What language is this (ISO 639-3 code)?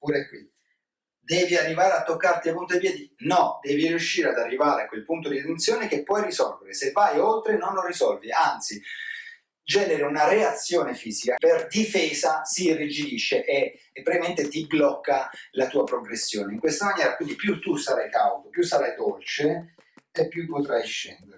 ita